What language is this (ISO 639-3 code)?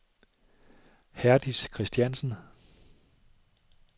dan